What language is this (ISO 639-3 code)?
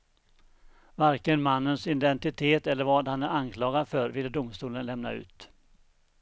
swe